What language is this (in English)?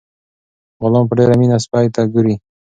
Pashto